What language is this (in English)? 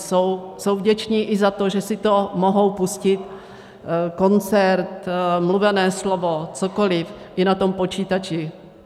Czech